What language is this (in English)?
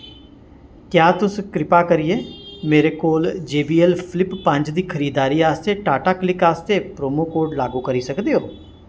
Dogri